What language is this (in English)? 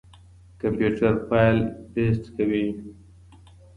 Pashto